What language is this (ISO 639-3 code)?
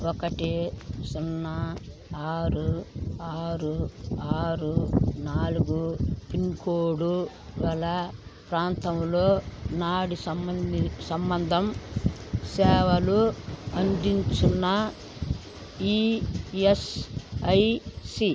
tel